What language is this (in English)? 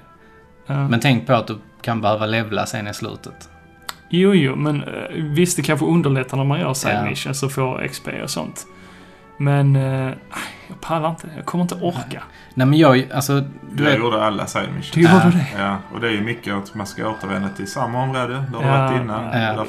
Swedish